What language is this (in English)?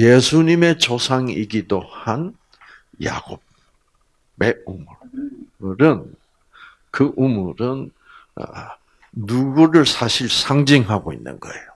Korean